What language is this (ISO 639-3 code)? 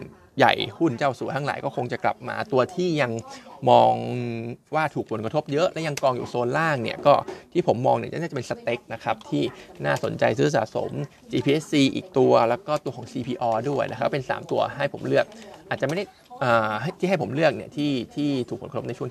tha